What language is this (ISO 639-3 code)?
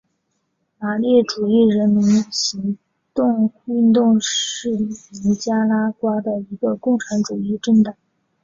zho